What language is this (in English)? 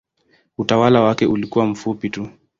Swahili